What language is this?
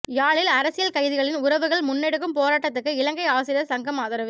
Tamil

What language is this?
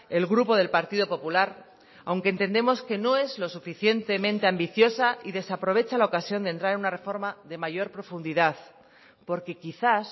Spanish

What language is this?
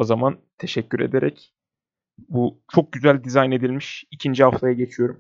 Turkish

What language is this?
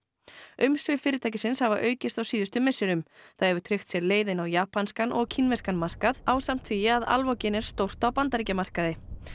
Icelandic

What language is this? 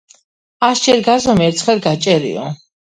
Georgian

